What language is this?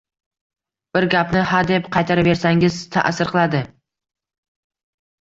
Uzbek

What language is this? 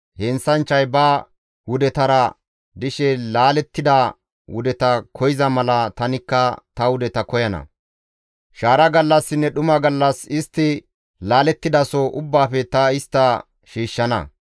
Gamo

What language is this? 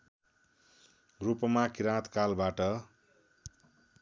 Nepali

